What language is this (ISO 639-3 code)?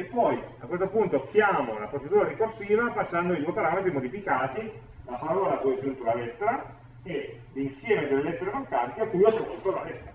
ita